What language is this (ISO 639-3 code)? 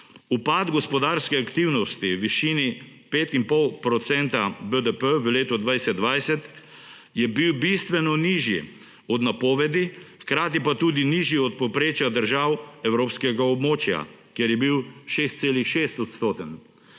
slv